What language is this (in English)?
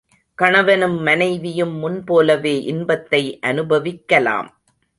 Tamil